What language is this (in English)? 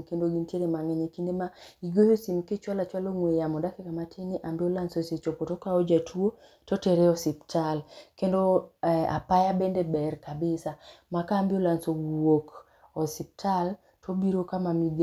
Luo (Kenya and Tanzania)